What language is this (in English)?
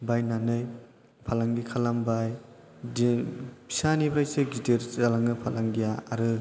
Bodo